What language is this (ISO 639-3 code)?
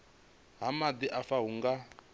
ven